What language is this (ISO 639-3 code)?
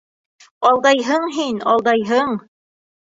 bak